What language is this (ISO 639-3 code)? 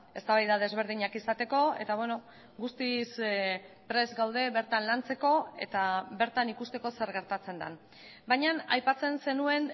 eus